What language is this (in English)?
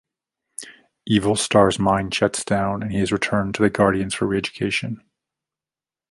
English